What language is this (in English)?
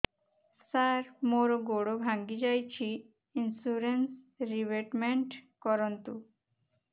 Odia